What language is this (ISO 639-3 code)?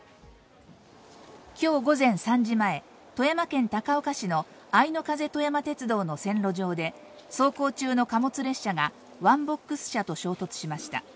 jpn